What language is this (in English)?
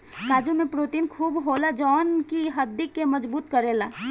Bhojpuri